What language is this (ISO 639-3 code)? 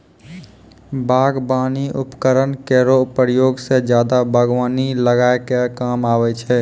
mai